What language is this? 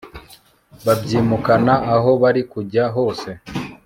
Kinyarwanda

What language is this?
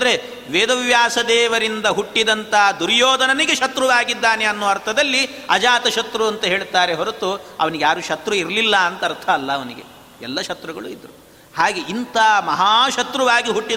Kannada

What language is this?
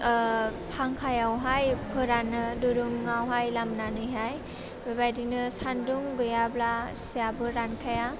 Bodo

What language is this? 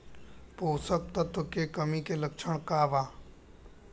Bhojpuri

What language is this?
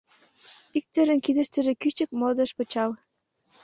Mari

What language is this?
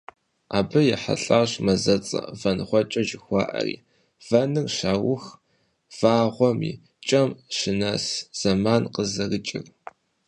Kabardian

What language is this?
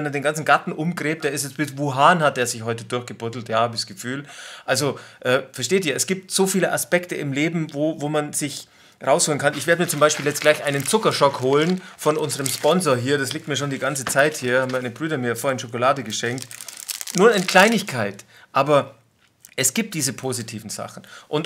German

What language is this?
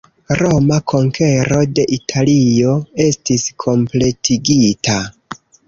Esperanto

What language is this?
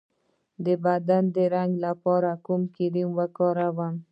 Pashto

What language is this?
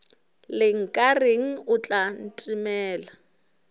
Northern Sotho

